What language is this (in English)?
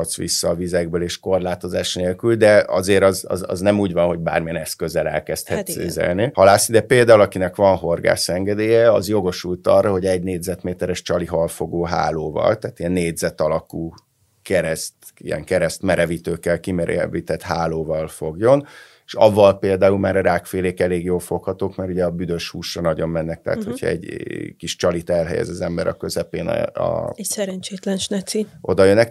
Hungarian